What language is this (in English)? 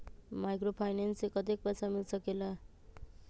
Magahi